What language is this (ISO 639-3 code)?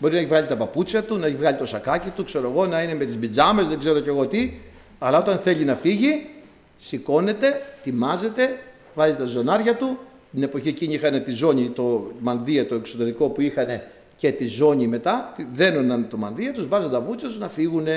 ell